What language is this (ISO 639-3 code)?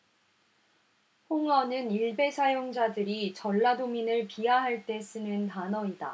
kor